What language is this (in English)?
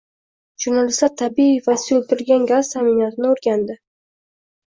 Uzbek